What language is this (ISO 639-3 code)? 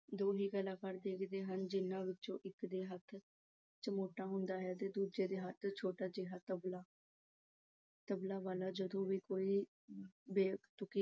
pan